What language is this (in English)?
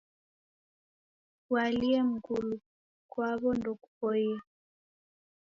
Taita